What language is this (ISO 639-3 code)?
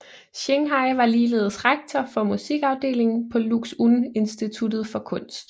dan